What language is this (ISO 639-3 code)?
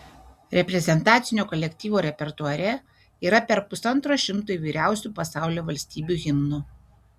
lit